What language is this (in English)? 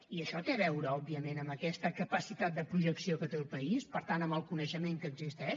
Catalan